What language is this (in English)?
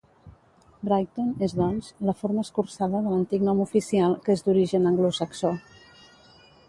Catalan